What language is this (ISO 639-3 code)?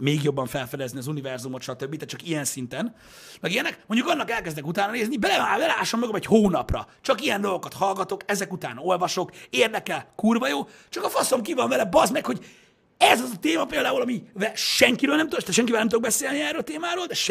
hun